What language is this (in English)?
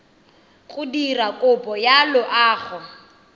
Tswana